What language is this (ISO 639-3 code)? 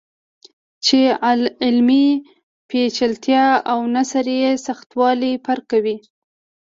pus